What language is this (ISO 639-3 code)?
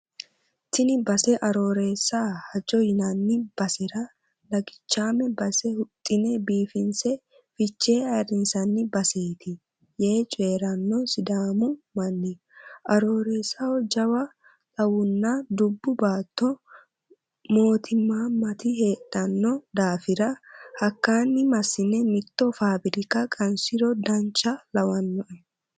sid